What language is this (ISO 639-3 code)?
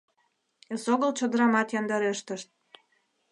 chm